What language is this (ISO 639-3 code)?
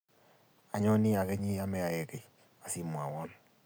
kln